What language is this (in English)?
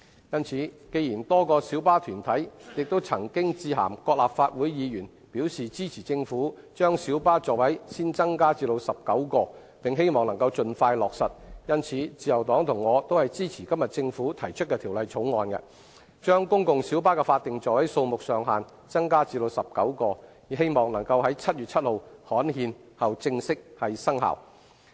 Cantonese